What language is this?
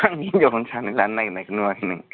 Bodo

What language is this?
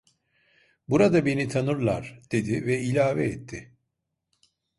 Turkish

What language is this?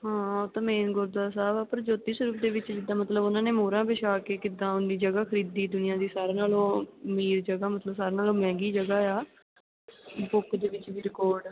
Punjabi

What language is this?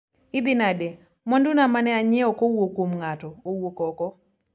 Luo (Kenya and Tanzania)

